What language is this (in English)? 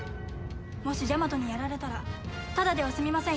Japanese